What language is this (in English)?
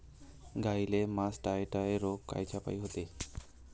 Marathi